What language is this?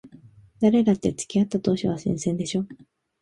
Japanese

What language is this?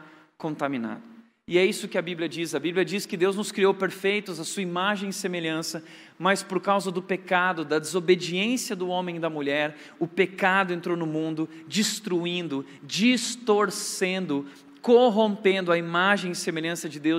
Portuguese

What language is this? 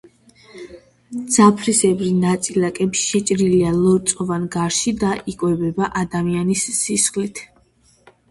Georgian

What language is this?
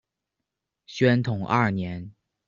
Chinese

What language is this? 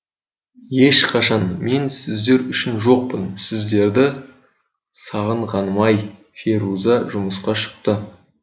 Kazakh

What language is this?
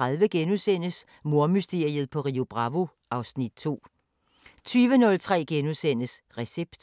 Danish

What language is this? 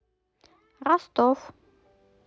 Russian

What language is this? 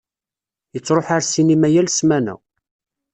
Kabyle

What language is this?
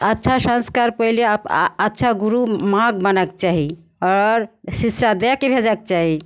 Maithili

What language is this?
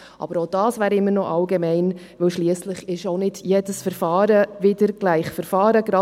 Swiss German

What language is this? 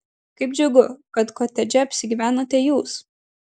Lithuanian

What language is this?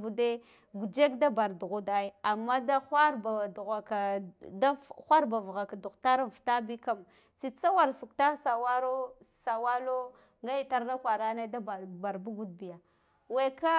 Guduf-Gava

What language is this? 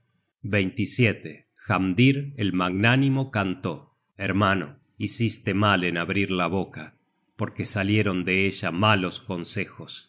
Spanish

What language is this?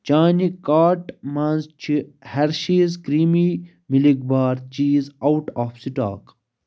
Kashmiri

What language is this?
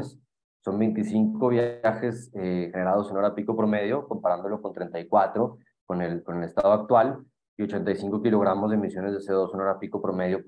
Spanish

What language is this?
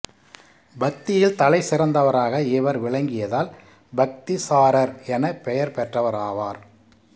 Tamil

